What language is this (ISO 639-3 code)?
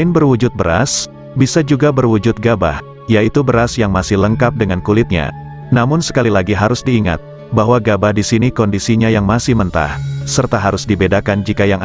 ind